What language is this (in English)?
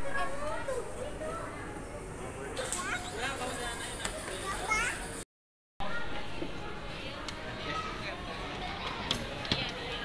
Indonesian